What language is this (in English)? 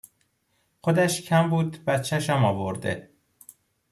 Persian